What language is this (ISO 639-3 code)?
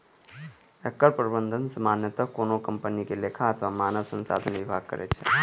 mai